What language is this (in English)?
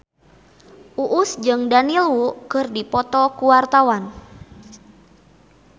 Sundanese